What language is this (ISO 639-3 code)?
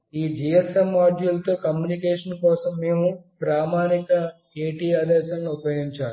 tel